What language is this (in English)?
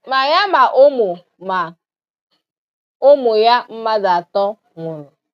Igbo